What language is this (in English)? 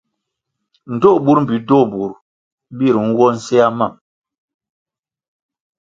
Kwasio